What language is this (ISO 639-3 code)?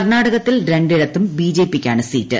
mal